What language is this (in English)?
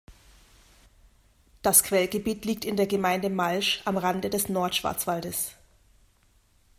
German